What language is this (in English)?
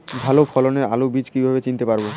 Bangla